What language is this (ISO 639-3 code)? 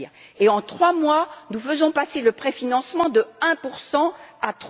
fra